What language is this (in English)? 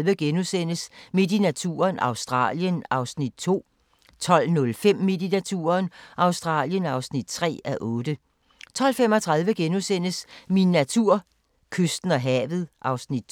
Danish